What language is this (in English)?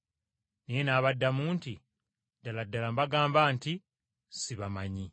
Ganda